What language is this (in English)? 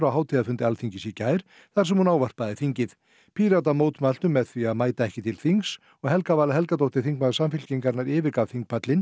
Icelandic